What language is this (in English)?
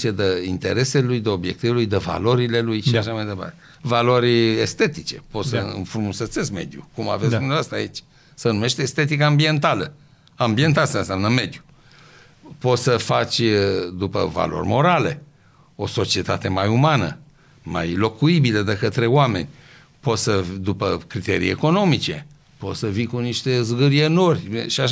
Romanian